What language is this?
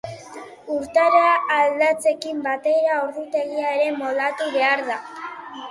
Basque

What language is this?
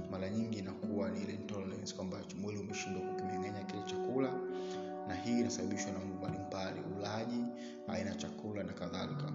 Swahili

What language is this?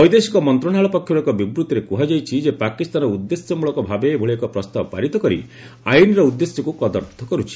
Odia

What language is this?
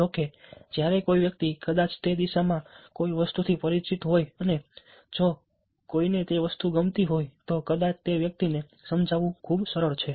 Gujarati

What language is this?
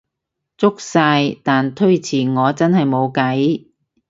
Cantonese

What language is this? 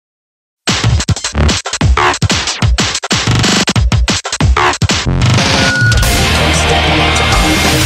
Japanese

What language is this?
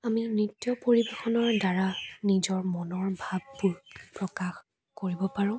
Assamese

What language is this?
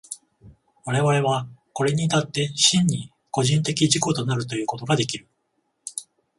Japanese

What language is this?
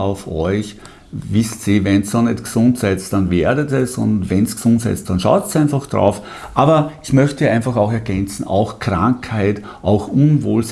German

